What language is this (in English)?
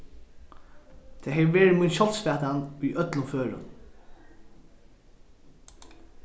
Faroese